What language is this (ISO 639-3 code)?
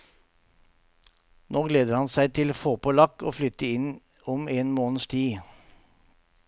nor